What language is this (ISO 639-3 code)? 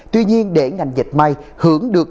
vie